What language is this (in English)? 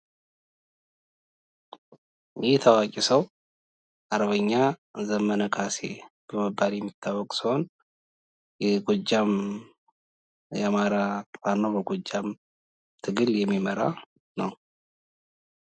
Amharic